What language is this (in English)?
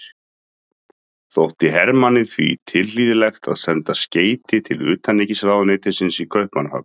Icelandic